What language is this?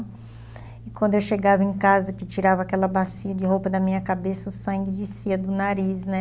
Portuguese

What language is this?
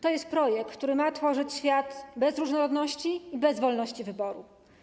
Polish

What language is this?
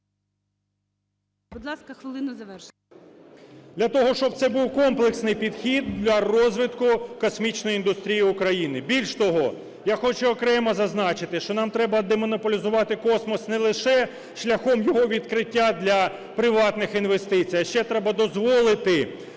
Ukrainian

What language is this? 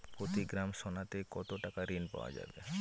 Bangla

